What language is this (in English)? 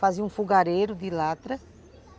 Portuguese